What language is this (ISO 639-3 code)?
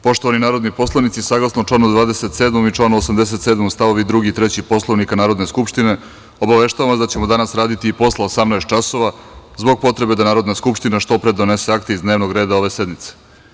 srp